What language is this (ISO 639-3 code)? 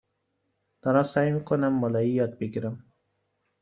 fas